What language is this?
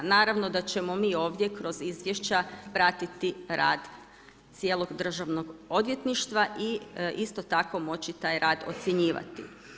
Croatian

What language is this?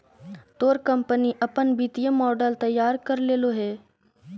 Magahi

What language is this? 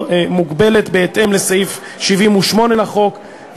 Hebrew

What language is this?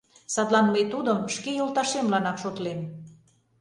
Mari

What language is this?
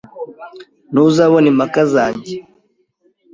Kinyarwanda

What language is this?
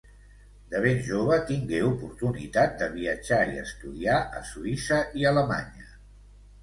Catalan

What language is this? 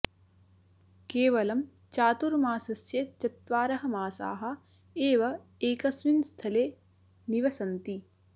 Sanskrit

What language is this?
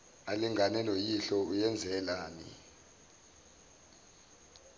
Zulu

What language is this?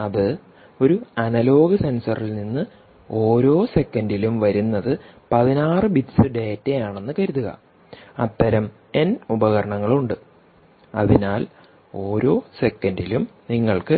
Malayalam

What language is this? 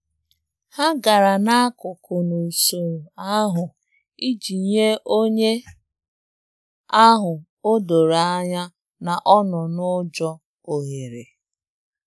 Igbo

